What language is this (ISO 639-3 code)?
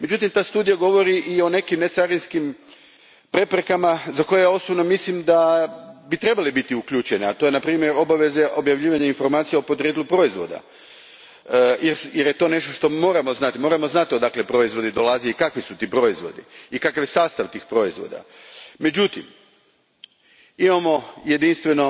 hrv